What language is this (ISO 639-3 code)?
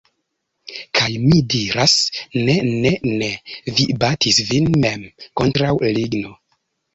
epo